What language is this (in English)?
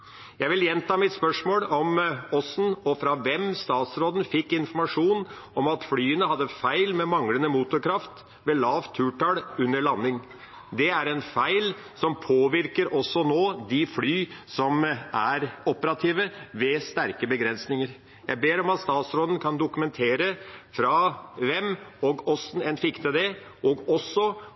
Norwegian Bokmål